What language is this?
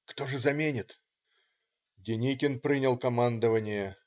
Russian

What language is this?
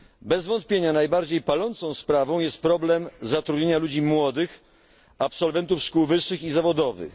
Polish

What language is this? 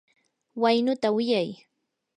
Yanahuanca Pasco Quechua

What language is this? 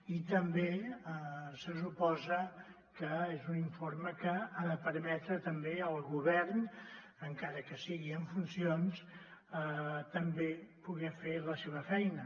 Catalan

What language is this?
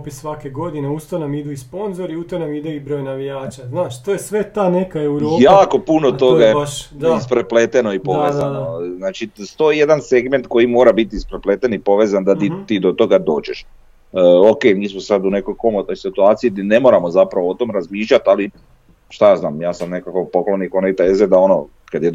Croatian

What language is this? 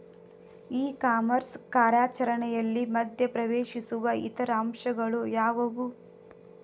Kannada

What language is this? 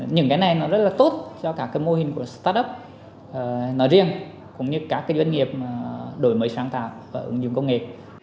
Vietnamese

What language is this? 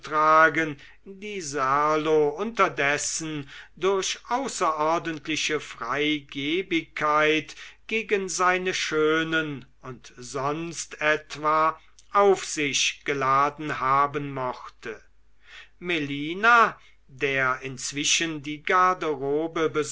German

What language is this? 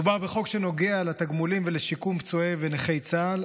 Hebrew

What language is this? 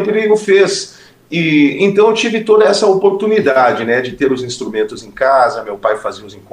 Portuguese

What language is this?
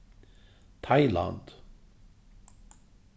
Faroese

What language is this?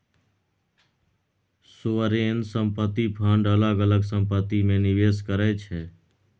Maithili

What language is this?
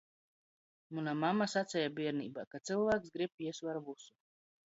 Latgalian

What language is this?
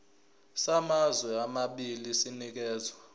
Zulu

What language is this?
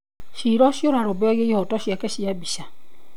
Kikuyu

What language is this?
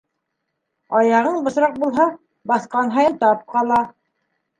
Bashkir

